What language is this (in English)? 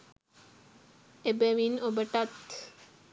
Sinhala